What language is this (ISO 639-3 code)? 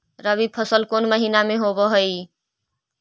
mag